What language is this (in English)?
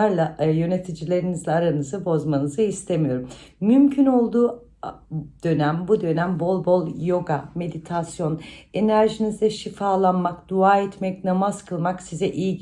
Turkish